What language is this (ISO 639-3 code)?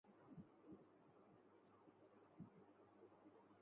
ben